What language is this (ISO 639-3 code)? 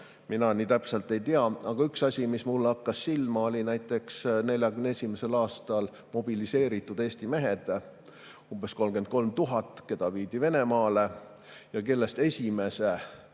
est